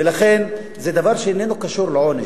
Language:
Hebrew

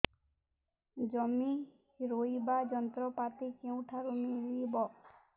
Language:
Odia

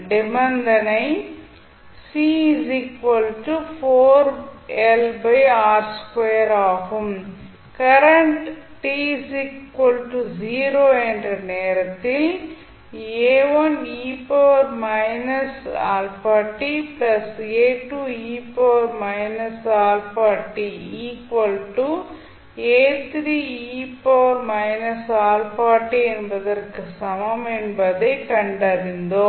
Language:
Tamil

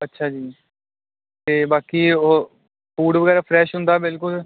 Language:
Punjabi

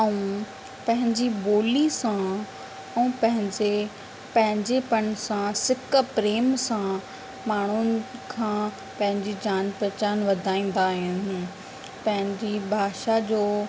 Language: Sindhi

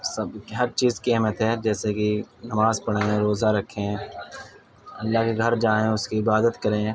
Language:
Urdu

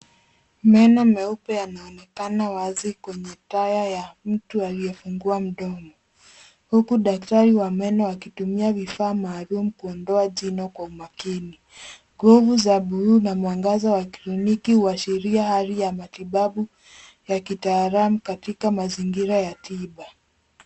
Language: Swahili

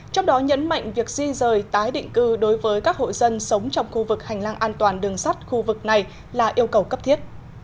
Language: Vietnamese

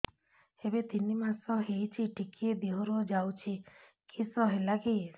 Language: Odia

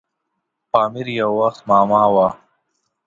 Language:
Pashto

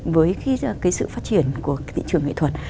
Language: Vietnamese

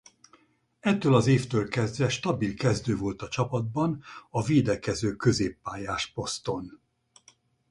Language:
Hungarian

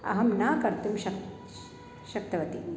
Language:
Sanskrit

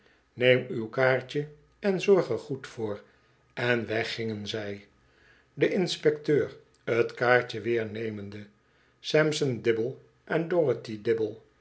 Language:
Dutch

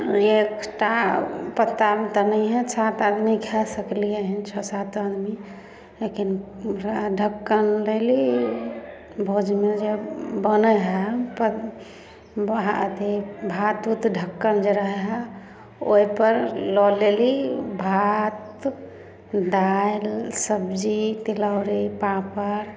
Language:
Maithili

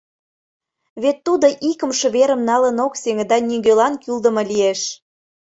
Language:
Mari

